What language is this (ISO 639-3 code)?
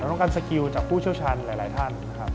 tha